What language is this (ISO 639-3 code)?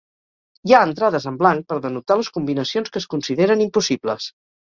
cat